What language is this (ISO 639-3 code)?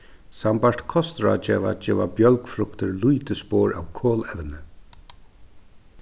fao